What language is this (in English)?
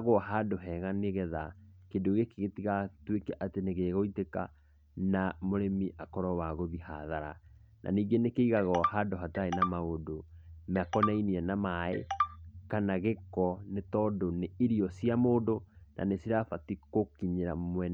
Kikuyu